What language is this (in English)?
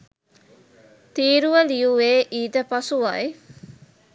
Sinhala